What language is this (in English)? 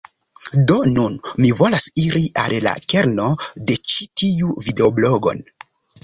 Esperanto